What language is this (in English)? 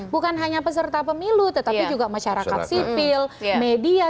Indonesian